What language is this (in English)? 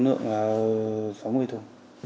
Vietnamese